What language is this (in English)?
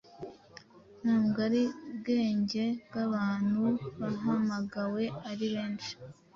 Kinyarwanda